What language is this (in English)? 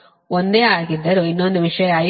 Kannada